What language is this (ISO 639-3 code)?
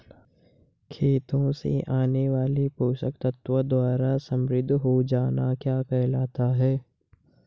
hin